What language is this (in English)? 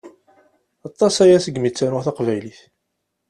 Kabyle